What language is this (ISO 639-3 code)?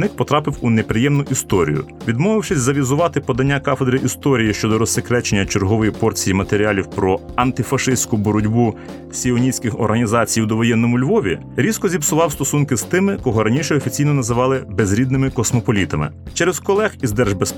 ukr